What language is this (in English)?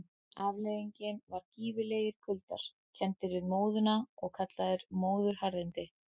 Icelandic